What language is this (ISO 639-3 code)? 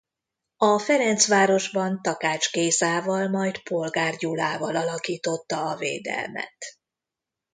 hun